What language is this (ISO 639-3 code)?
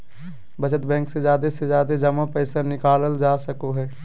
mag